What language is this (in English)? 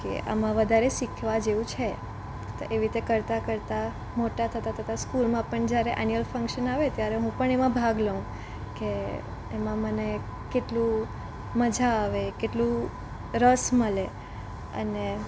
Gujarati